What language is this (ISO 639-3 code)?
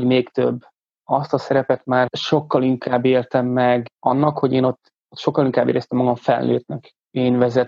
hun